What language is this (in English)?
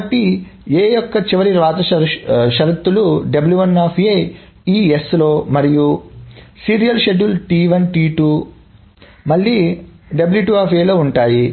Telugu